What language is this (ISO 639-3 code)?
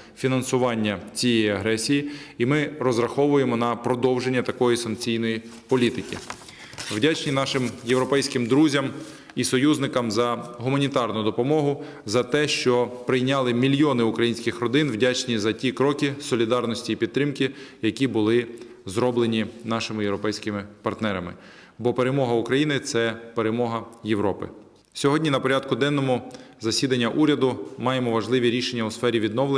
ukr